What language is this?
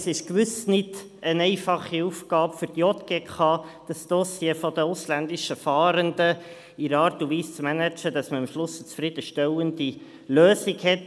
Swiss German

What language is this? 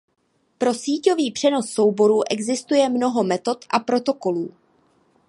Czech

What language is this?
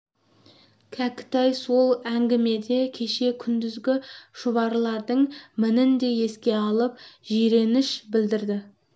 Kazakh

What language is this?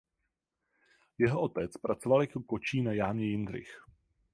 Czech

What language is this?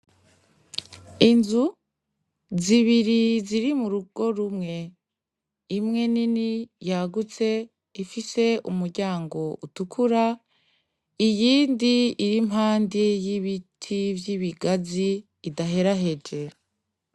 Rundi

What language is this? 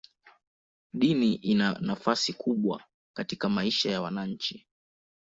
Swahili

